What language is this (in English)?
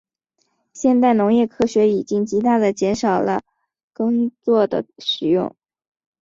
Chinese